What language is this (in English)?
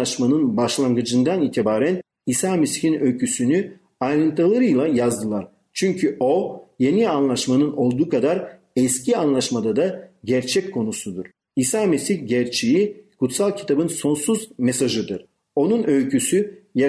Turkish